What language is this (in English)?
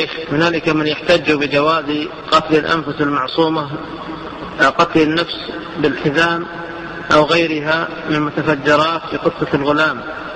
Arabic